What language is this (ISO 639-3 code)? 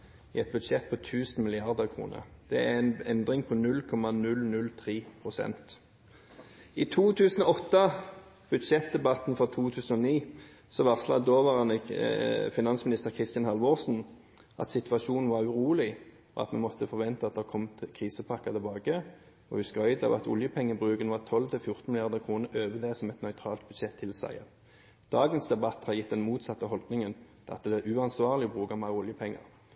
nob